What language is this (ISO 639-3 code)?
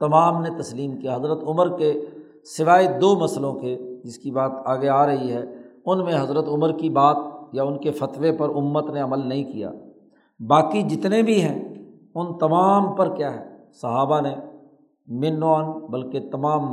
urd